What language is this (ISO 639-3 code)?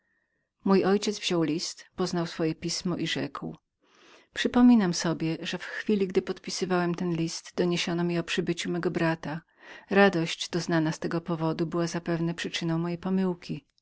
pol